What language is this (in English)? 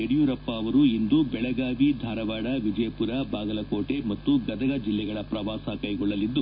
Kannada